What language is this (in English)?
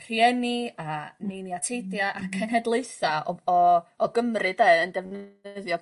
Welsh